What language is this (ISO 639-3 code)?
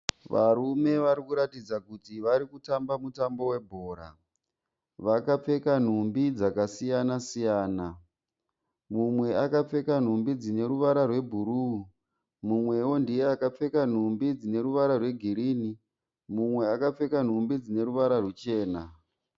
sna